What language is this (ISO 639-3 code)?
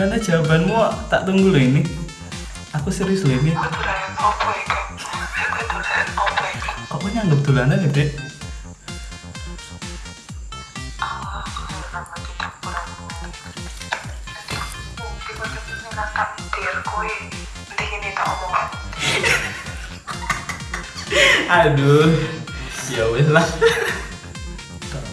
ind